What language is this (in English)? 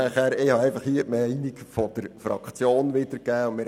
Swiss German